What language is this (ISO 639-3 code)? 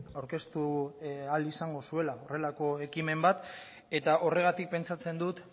eus